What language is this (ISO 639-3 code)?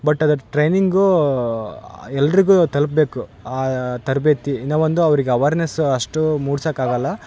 kan